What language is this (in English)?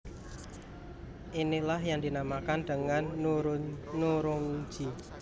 Javanese